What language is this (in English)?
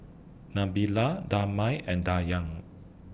English